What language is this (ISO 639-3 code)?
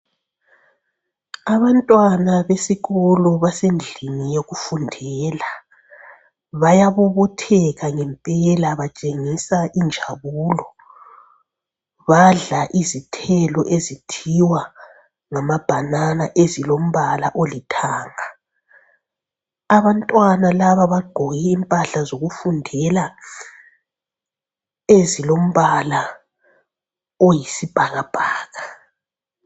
nde